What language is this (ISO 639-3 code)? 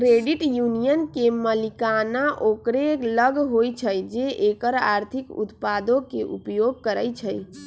mag